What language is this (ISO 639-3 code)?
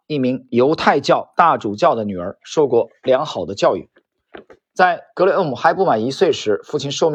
zho